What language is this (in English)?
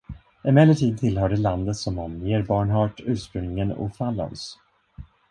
Swedish